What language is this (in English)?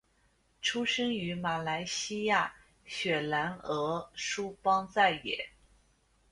Chinese